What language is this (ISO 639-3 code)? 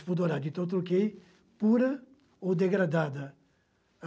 por